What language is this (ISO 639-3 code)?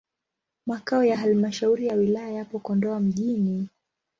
swa